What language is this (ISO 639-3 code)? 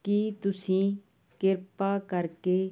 pan